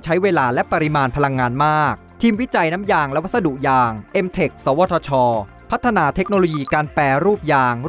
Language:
Thai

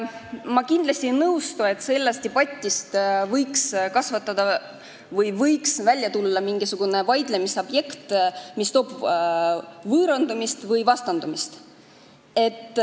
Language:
Estonian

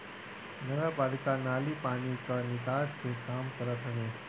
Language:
Bhojpuri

